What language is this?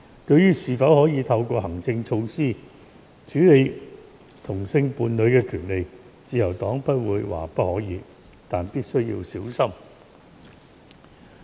Cantonese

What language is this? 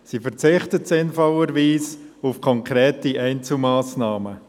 Swiss German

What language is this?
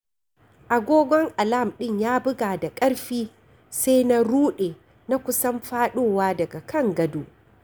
Hausa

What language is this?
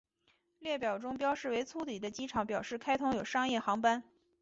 Chinese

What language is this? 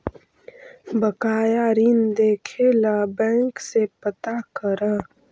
Magahi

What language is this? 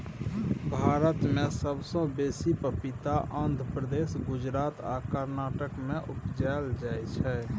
Maithili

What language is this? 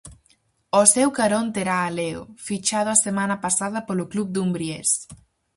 Galician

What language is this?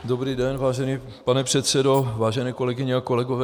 Czech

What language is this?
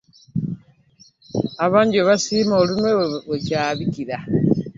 Ganda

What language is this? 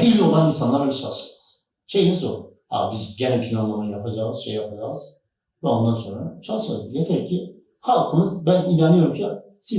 Turkish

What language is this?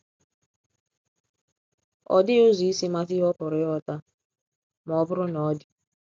Igbo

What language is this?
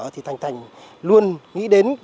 Vietnamese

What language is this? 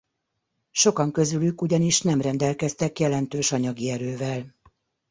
Hungarian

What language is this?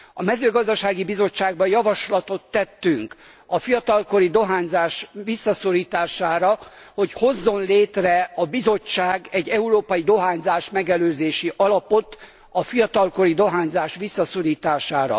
Hungarian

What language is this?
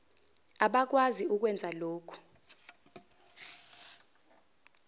Zulu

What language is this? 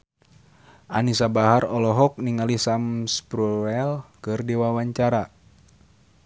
Sundanese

